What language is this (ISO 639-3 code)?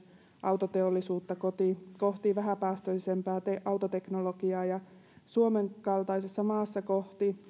fin